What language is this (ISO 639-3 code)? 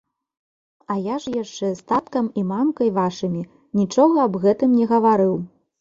bel